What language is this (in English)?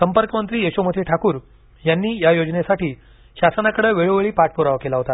Marathi